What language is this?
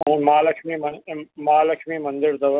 Sindhi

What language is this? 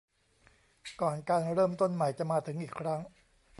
Thai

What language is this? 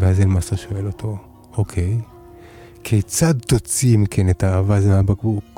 Hebrew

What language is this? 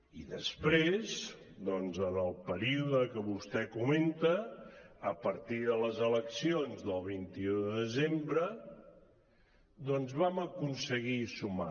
Catalan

